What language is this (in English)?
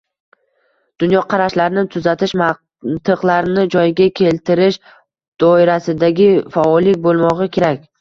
Uzbek